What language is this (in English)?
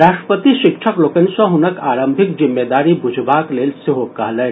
Maithili